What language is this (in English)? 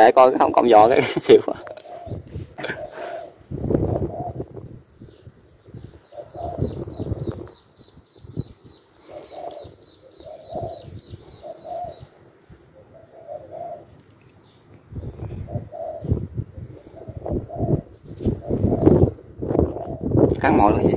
Vietnamese